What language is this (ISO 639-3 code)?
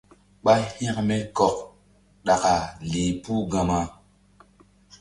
mdd